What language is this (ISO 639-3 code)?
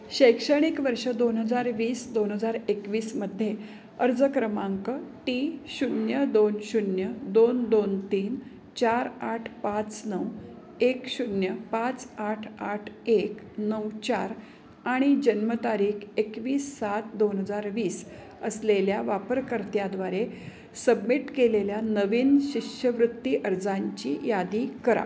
mar